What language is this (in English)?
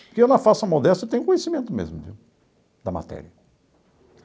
Portuguese